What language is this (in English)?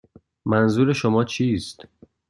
Persian